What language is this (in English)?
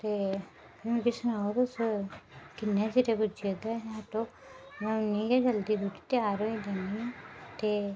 Dogri